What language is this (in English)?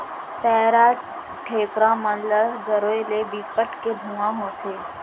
Chhattisgarhi